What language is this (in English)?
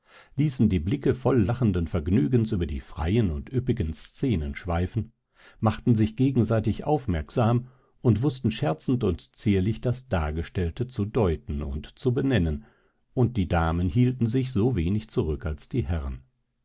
German